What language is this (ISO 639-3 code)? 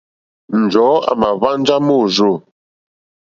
bri